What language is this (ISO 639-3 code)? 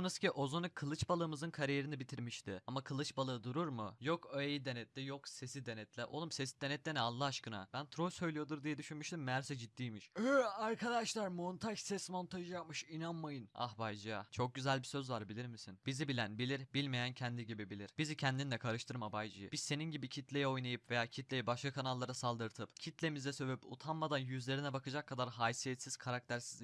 tur